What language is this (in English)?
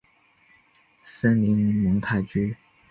Chinese